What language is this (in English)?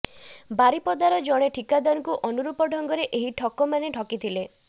Odia